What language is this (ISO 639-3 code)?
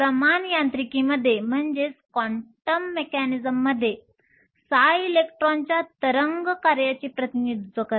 mar